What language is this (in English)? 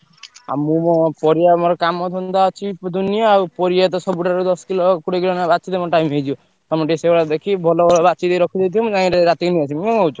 Odia